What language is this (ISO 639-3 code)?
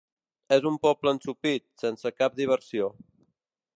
cat